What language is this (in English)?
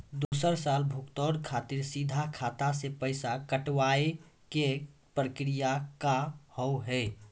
Maithili